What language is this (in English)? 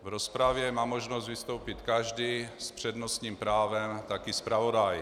Czech